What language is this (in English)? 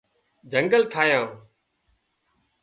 Wadiyara Koli